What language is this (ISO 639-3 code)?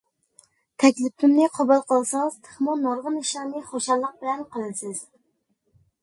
uig